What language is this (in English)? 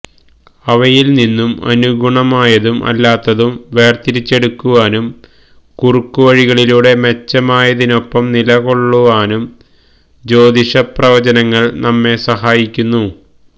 Malayalam